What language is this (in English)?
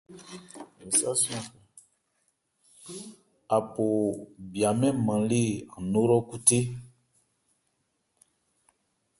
Ebrié